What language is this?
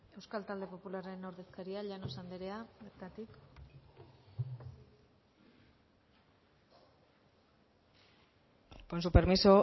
Basque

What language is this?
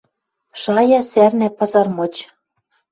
Western Mari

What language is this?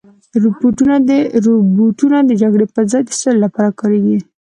Pashto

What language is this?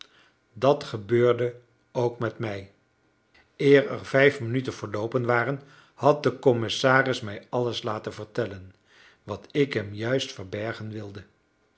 Dutch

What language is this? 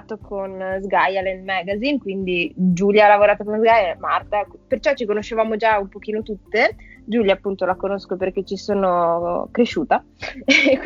Italian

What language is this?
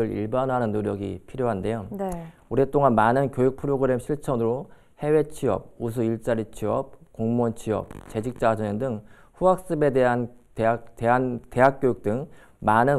Korean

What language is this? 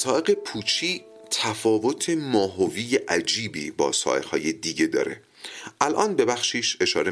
Persian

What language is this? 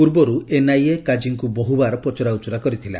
Odia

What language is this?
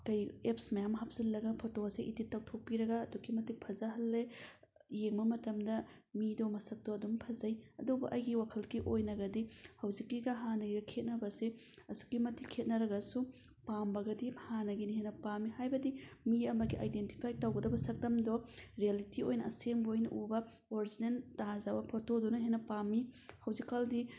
Manipuri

